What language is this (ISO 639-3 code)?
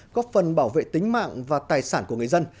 vie